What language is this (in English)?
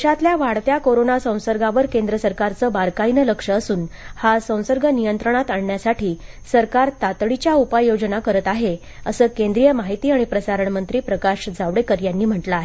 Marathi